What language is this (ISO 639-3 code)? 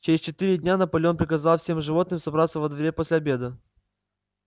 rus